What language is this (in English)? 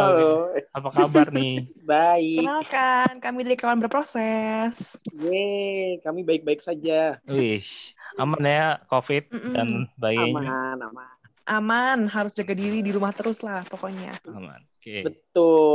Indonesian